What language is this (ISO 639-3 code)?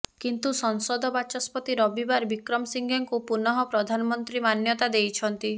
ori